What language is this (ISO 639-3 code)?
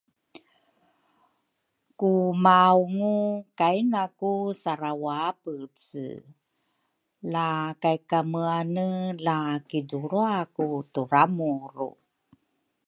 dru